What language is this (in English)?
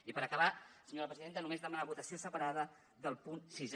Catalan